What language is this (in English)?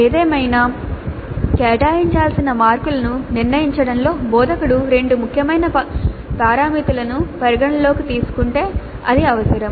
Telugu